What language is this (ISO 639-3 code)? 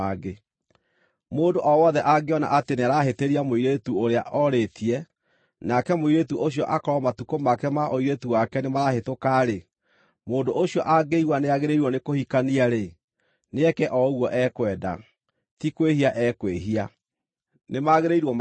kik